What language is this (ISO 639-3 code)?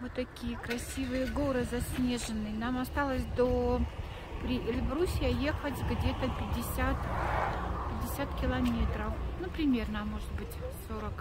rus